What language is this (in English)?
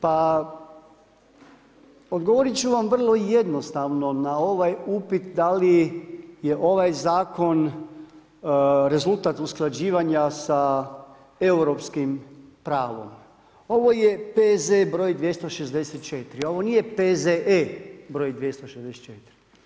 Croatian